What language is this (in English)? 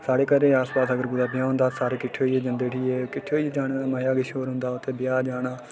Dogri